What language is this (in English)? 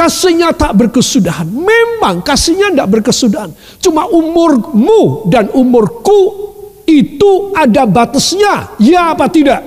Indonesian